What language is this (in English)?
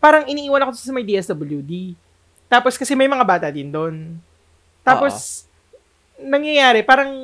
Filipino